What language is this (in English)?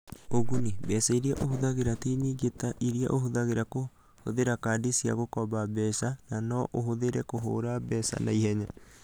Kikuyu